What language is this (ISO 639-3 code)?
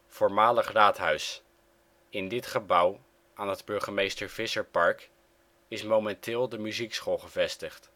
nld